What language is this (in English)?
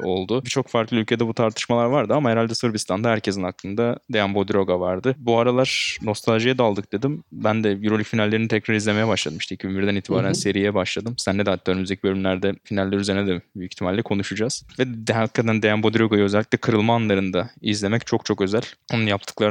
Turkish